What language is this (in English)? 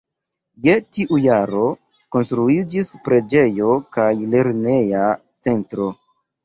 Esperanto